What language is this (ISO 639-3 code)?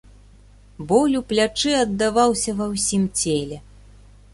bel